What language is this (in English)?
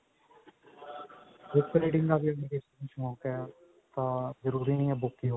Punjabi